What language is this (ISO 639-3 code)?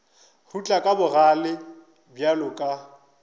nso